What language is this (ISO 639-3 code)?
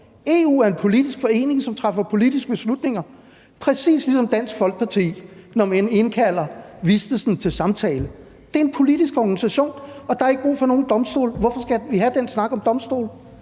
dan